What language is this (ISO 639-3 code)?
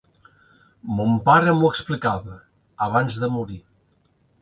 cat